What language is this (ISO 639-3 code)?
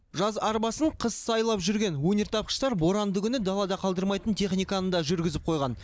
kaz